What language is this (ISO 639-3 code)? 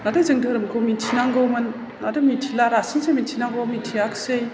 brx